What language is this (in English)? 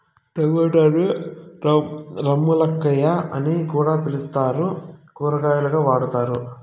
Telugu